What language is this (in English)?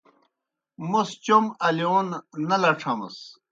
Kohistani Shina